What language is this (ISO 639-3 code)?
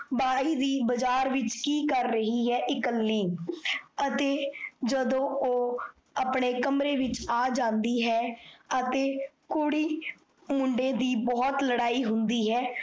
pan